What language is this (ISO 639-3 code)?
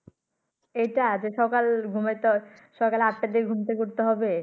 ben